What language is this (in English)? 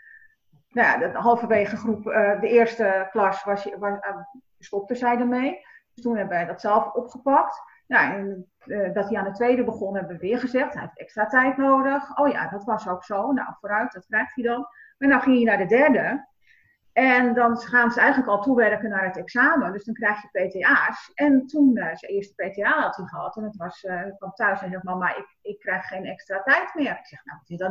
Dutch